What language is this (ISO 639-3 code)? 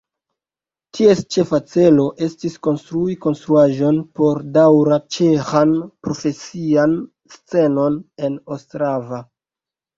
epo